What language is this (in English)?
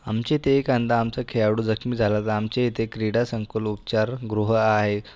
Marathi